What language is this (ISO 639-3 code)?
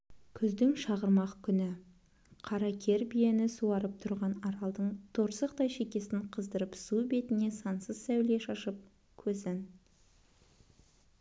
kaz